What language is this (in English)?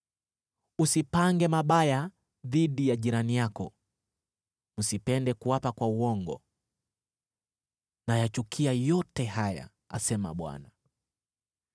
Swahili